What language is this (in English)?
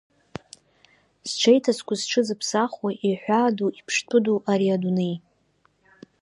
Abkhazian